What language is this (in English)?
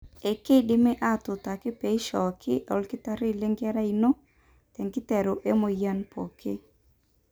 Masai